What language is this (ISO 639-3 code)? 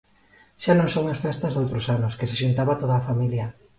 glg